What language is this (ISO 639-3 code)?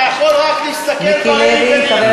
heb